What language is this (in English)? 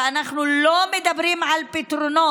Hebrew